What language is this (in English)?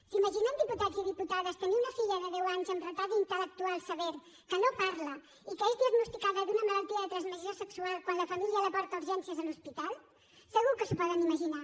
Catalan